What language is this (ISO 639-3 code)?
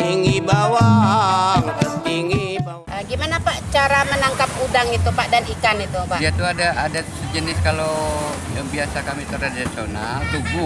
ind